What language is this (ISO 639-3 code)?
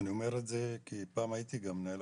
heb